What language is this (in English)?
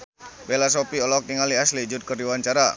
Sundanese